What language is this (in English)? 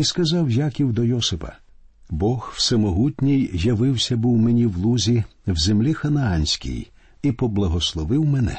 Ukrainian